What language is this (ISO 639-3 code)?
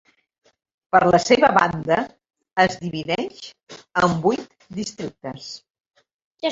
cat